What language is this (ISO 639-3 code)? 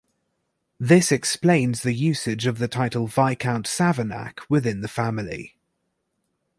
eng